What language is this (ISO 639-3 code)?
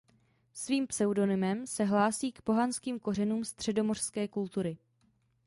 ces